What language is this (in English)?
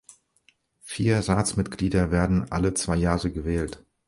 German